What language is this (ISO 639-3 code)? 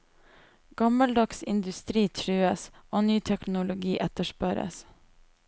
nor